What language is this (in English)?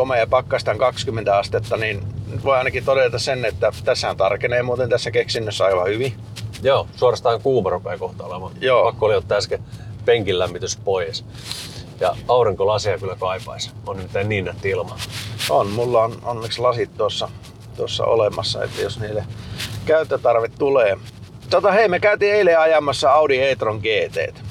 Finnish